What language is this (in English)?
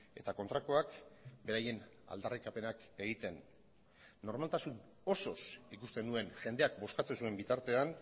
Basque